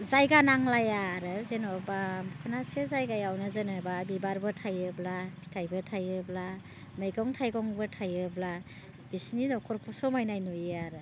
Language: Bodo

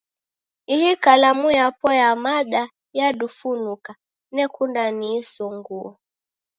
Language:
Taita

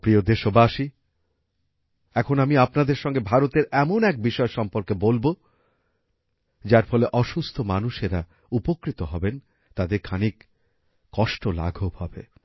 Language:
Bangla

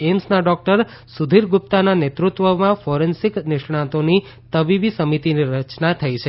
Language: Gujarati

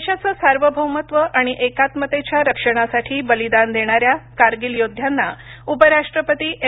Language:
Marathi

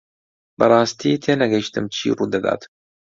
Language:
Central Kurdish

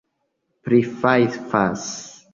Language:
Esperanto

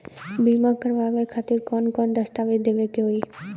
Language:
Bhojpuri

